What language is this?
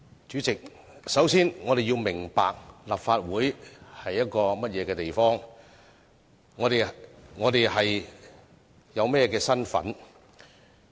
Cantonese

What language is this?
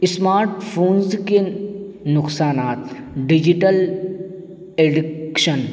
Urdu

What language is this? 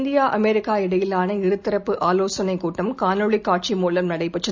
Tamil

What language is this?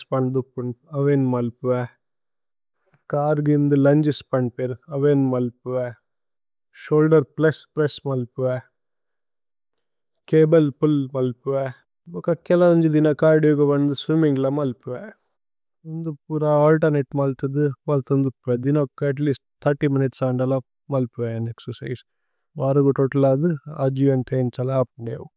Tulu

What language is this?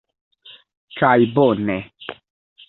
Esperanto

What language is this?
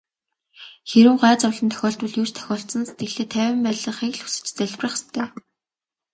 Mongolian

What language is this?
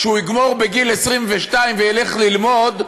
Hebrew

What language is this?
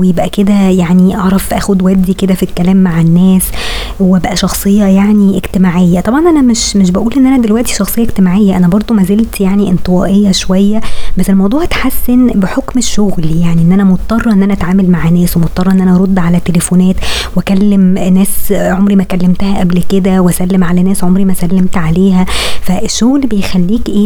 Arabic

